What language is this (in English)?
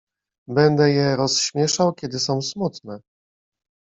Polish